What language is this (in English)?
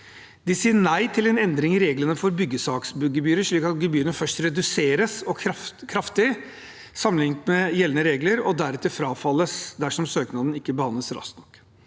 Norwegian